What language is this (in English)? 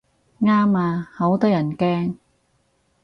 Cantonese